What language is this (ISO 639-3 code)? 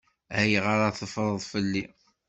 kab